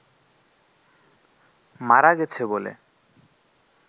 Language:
Bangla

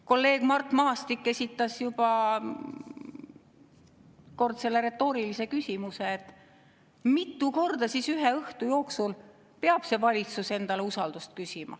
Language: Estonian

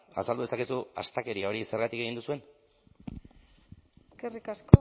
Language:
Basque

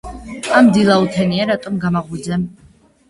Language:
Georgian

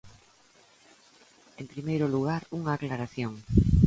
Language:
Galician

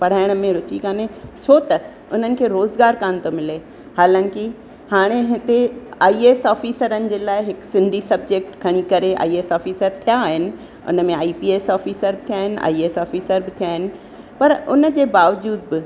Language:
Sindhi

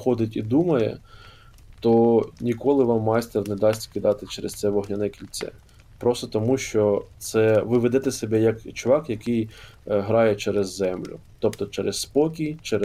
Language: Ukrainian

